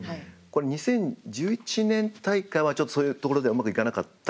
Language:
Japanese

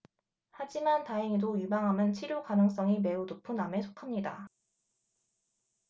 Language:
Korean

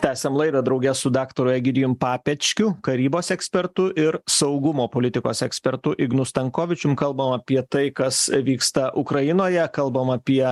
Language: Lithuanian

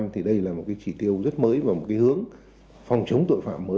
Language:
Vietnamese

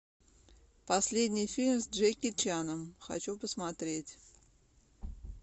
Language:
Russian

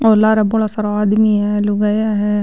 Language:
Rajasthani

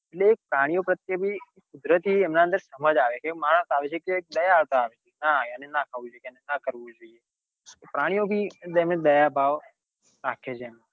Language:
Gujarati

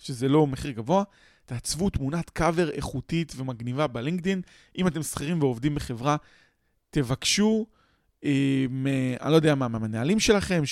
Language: Hebrew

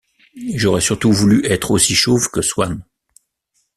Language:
French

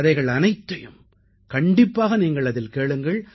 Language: Tamil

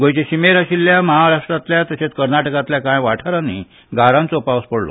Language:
Konkani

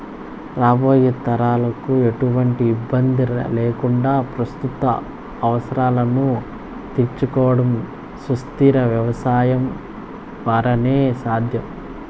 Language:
Telugu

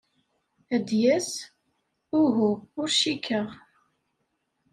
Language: Kabyle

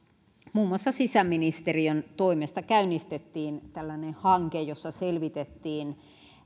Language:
Finnish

